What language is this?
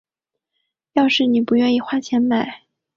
Chinese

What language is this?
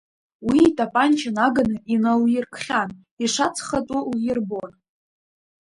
Abkhazian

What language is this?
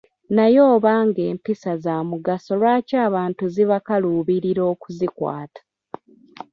Ganda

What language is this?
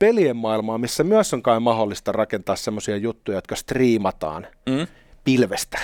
Finnish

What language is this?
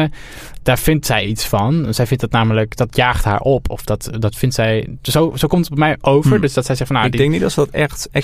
Dutch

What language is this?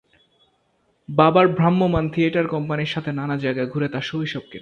Bangla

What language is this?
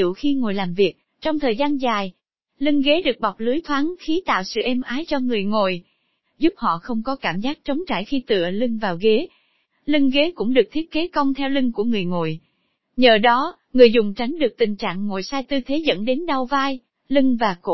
Vietnamese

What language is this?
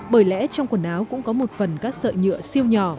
Vietnamese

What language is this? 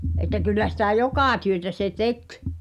Finnish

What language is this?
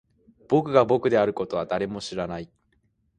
Japanese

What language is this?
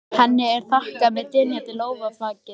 Icelandic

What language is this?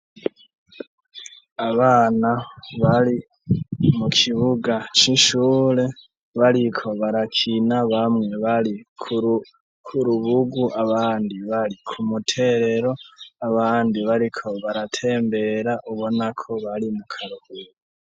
Rundi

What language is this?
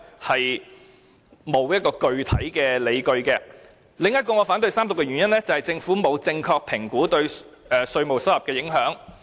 Cantonese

